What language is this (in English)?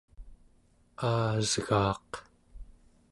Central Yupik